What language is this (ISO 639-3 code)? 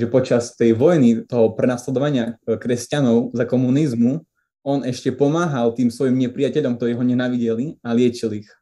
slk